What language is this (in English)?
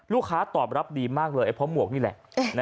Thai